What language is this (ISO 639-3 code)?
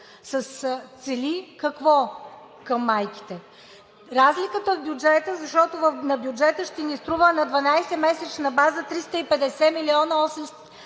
bul